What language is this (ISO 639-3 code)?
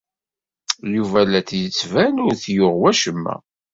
kab